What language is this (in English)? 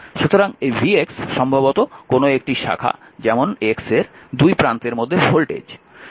Bangla